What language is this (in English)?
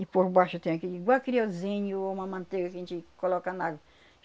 Portuguese